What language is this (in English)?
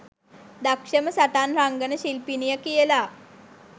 Sinhala